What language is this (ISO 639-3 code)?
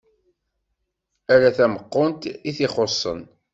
kab